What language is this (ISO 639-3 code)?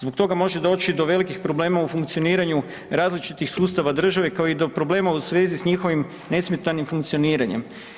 hrv